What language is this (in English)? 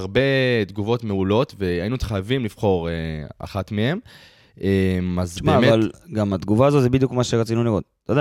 Hebrew